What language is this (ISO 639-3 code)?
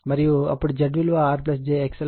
tel